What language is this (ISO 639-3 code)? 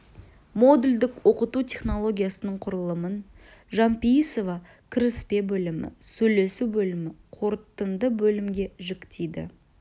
kaz